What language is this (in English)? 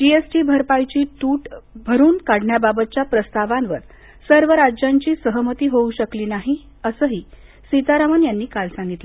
Marathi